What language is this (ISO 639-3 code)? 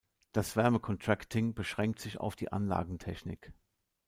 deu